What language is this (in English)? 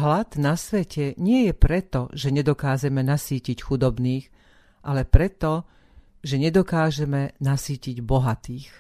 Slovak